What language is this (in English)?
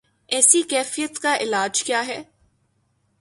Urdu